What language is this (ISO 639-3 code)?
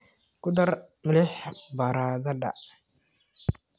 som